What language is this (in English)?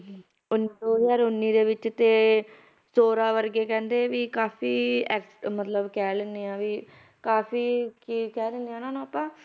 Punjabi